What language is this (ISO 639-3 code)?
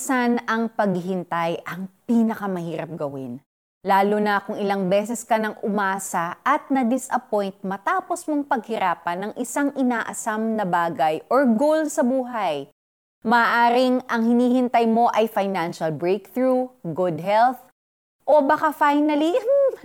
fil